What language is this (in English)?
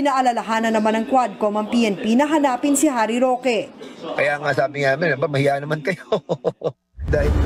Filipino